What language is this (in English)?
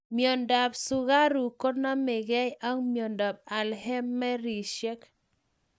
Kalenjin